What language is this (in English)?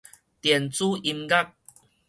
Min Nan Chinese